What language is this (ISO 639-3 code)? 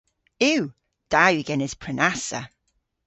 cor